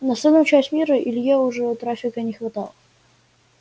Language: Russian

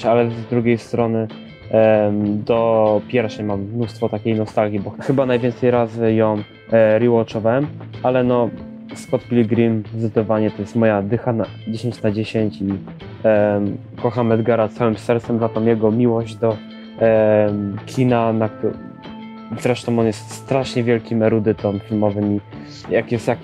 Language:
Polish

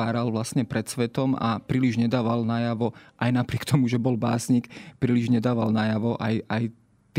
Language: Slovak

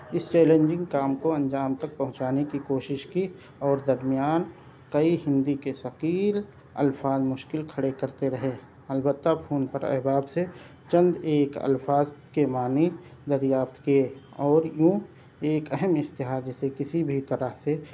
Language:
Urdu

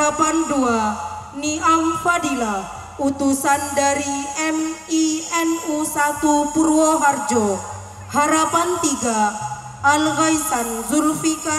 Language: Indonesian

